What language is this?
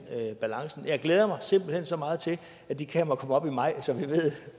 Danish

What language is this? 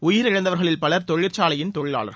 Tamil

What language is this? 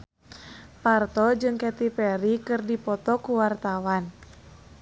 Sundanese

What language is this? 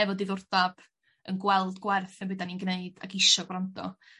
Welsh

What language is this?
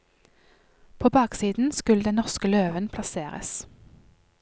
Norwegian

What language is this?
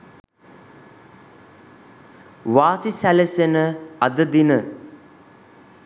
Sinhala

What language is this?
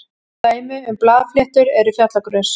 Icelandic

